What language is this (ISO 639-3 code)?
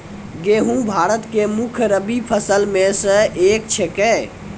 mai